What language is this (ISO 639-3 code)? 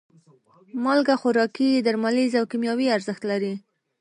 pus